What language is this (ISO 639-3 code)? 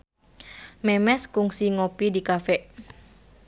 sun